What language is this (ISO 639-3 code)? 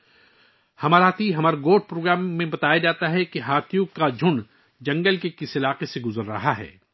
urd